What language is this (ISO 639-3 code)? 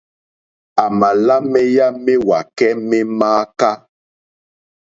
bri